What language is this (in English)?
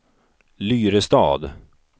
Swedish